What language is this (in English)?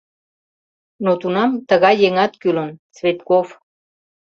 Mari